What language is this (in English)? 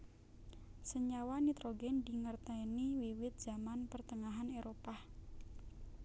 Javanese